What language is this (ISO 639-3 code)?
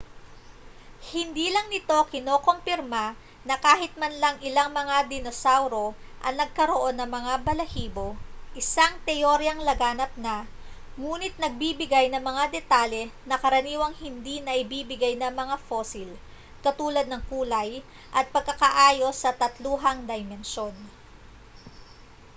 fil